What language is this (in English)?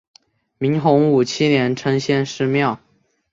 Chinese